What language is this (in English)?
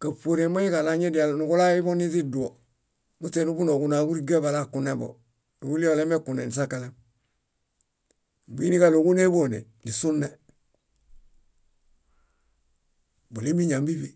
Bayot